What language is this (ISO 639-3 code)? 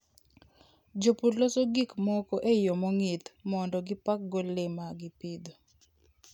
luo